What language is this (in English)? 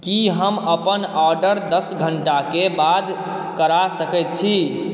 Maithili